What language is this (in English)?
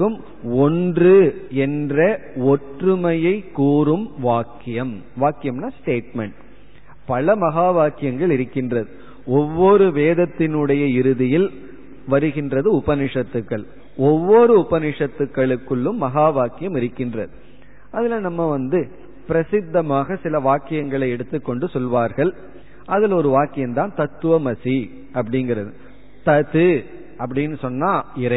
Tamil